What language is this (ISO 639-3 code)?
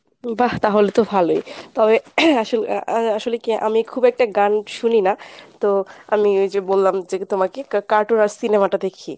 ben